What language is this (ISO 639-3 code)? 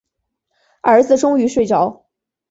zho